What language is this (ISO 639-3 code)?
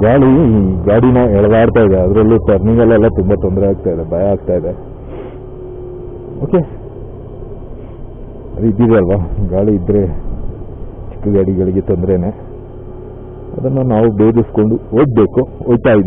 tur